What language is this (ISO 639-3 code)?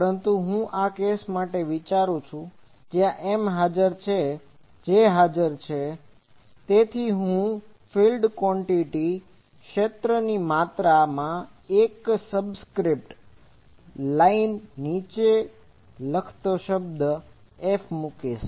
guj